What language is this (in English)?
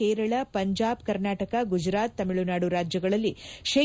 Kannada